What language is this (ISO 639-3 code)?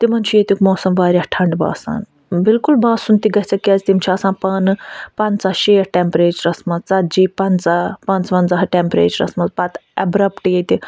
kas